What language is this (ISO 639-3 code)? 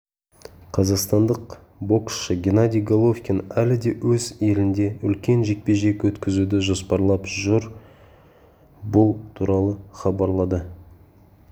kaz